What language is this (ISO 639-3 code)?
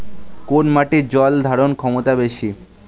ben